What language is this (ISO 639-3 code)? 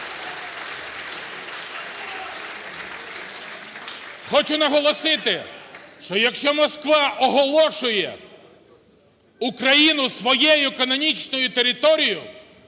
ukr